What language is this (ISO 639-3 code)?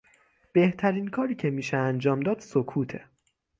fas